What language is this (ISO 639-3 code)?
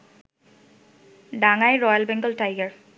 ben